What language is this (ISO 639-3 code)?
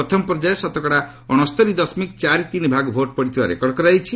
ori